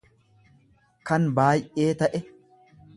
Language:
Oromo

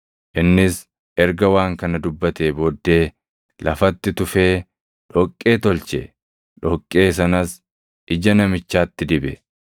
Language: Oromo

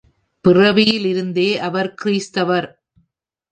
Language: Tamil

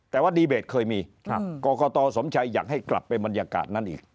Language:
Thai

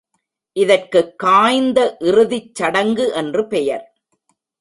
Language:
Tamil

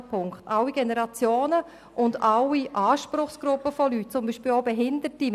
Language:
Swiss German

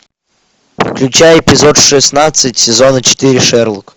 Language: Russian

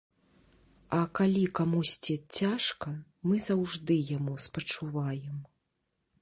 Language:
Belarusian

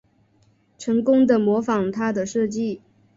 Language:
Chinese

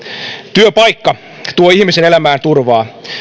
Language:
Finnish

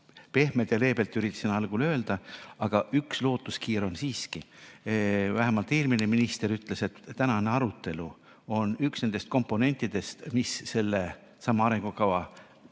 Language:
Estonian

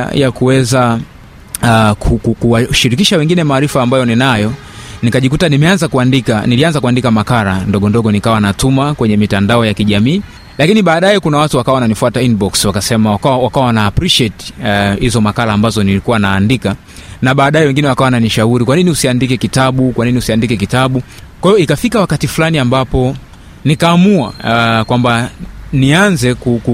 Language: Swahili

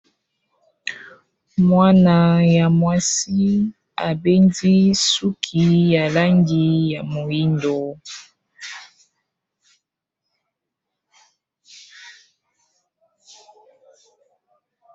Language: Lingala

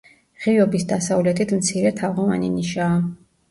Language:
Georgian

